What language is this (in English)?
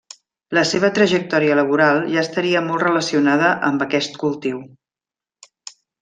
Catalan